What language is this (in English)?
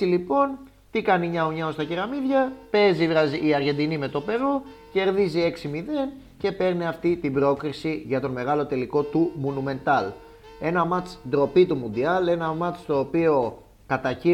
Greek